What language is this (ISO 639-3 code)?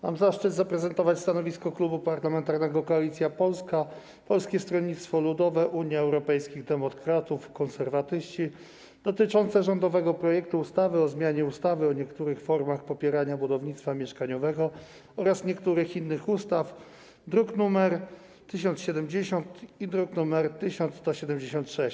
pol